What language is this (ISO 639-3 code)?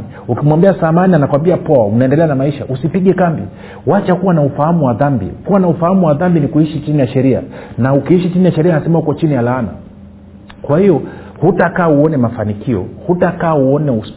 swa